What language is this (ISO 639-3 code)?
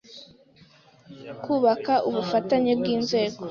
kin